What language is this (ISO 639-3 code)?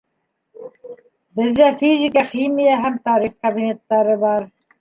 bak